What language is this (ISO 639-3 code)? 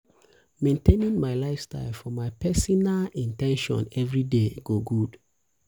pcm